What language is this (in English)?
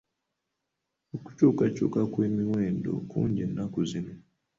Ganda